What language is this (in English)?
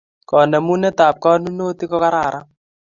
Kalenjin